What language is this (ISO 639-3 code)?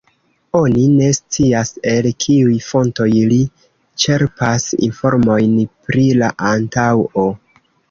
epo